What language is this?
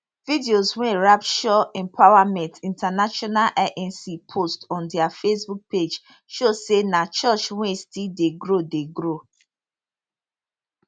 Nigerian Pidgin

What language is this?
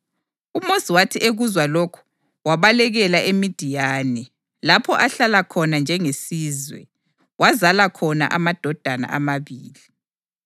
North Ndebele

